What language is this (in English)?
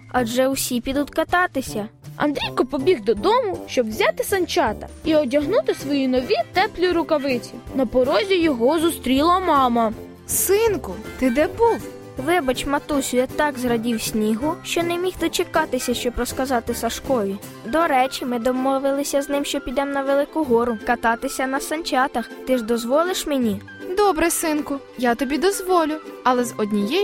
Ukrainian